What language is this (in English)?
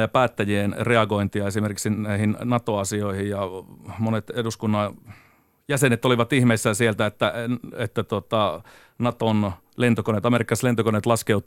Finnish